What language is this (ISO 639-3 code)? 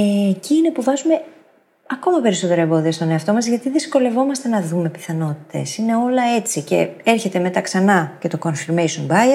ell